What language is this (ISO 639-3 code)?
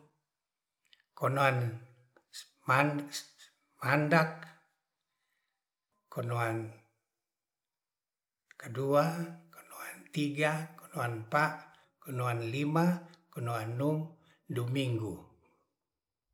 rth